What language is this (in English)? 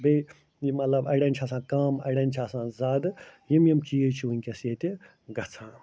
Kashmiri